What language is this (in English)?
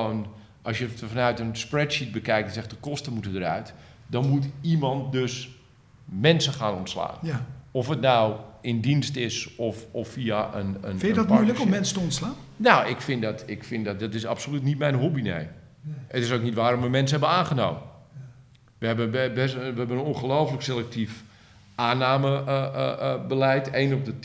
Dutch